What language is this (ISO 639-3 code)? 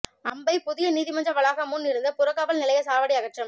tam